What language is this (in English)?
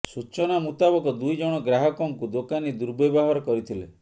Odia